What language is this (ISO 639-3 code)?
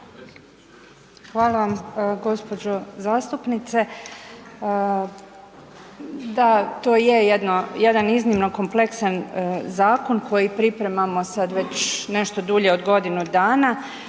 hrv